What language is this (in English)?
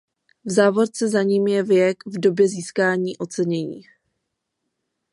Czech